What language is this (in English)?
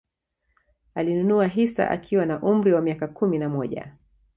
Swahili